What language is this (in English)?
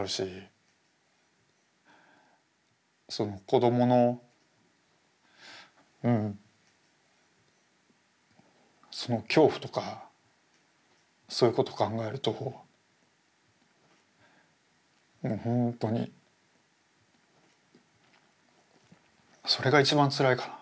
Japanese